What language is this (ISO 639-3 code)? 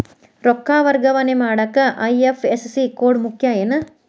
kan